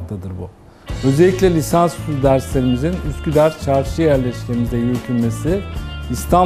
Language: Turkish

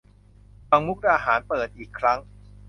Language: Thai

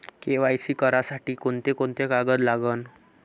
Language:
Marathi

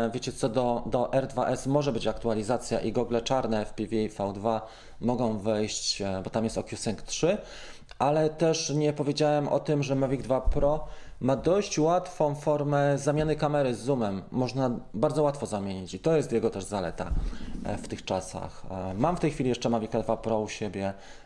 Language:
Polish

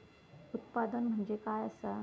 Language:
Marathi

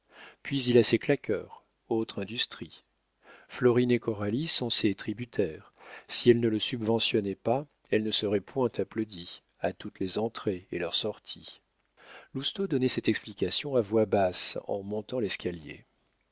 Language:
French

